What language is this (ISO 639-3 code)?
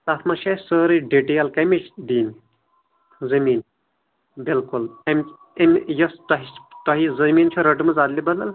kas